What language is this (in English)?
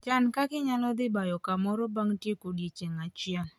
Luo (Kenya and Tanzania)